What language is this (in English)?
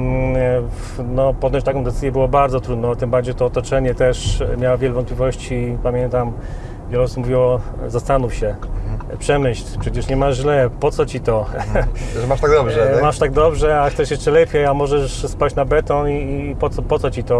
Polish